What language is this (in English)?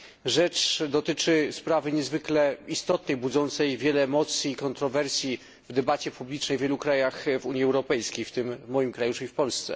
Polish